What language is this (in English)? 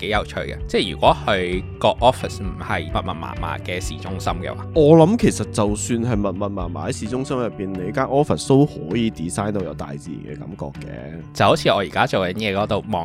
Chinese